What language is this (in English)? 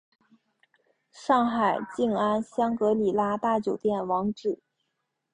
Chinese